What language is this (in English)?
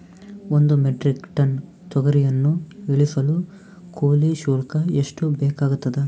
Kannada